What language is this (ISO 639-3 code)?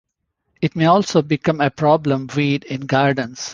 eng